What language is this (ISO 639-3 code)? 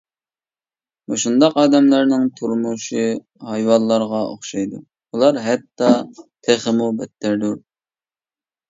uig